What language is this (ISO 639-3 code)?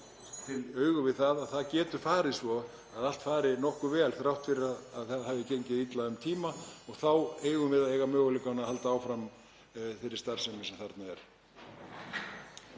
isl